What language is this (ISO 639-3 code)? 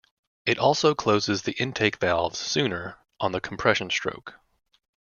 eng